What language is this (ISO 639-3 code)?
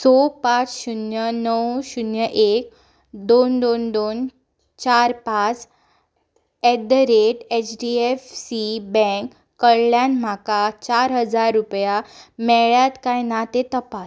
kok